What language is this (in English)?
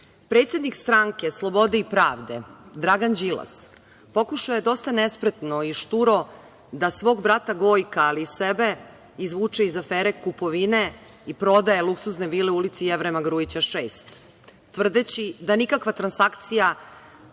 Serbian